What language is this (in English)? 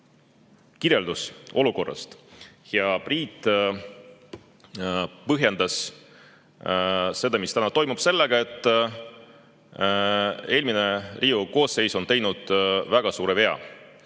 Estonian